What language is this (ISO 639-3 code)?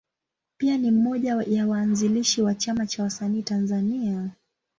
swa